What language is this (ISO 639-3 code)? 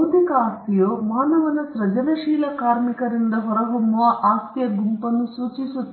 kan